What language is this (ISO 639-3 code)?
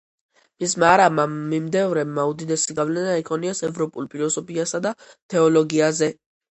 kat